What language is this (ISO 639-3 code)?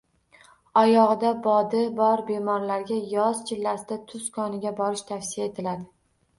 uzb